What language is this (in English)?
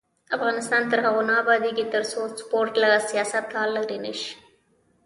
Pashto